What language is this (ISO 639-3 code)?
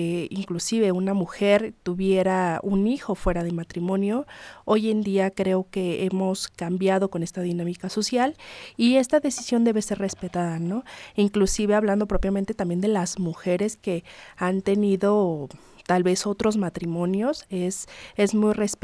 spa